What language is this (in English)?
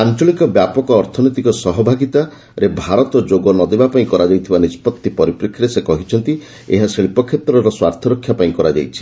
Odia